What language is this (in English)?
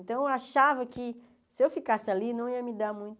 Portuguese